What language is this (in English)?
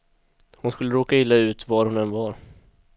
Swedish